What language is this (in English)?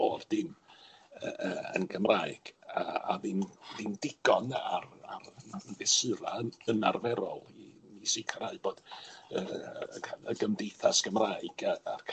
Welsh